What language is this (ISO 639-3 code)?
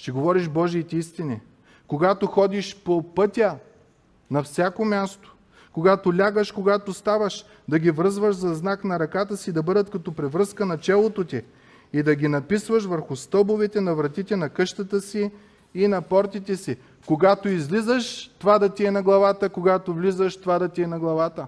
bul